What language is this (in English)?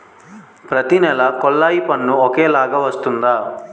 Telugu